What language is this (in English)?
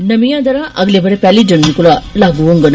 Dogri